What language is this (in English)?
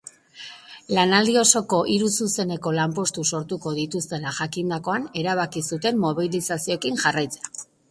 Basque